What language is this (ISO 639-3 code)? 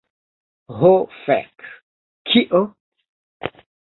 epo